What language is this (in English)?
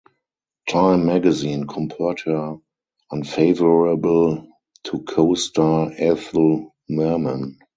English